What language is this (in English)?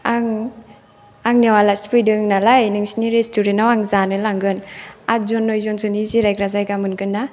Bodo